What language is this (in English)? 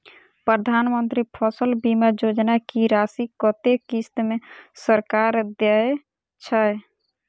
Maithili